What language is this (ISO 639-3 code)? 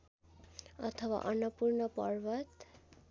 nep